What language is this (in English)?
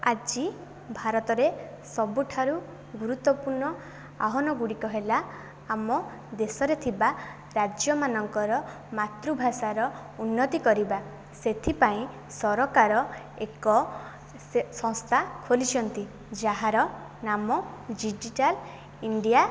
Odia